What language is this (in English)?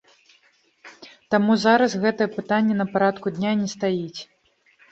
Belarusian